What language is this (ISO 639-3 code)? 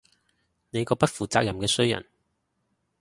yue